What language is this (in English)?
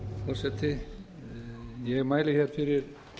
Icelandic